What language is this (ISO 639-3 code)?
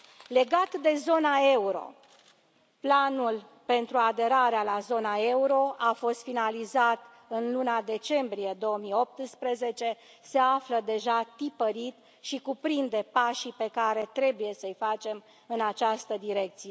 ron